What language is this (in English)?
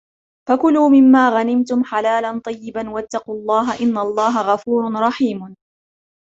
Arabic